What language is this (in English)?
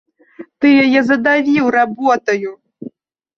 Belarusian